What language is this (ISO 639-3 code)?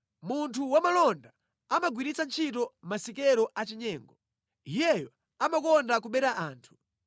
nya